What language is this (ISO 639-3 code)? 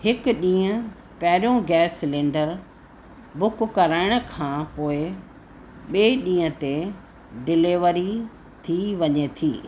snd